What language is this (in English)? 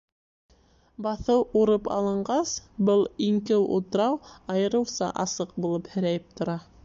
Bashkir